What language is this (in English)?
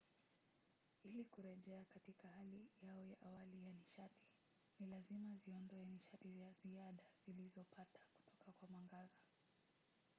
Swahili